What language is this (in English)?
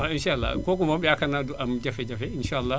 Wolof